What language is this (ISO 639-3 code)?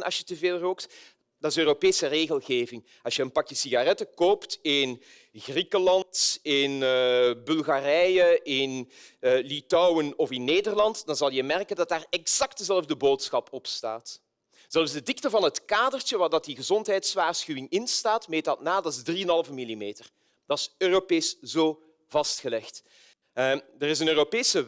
nld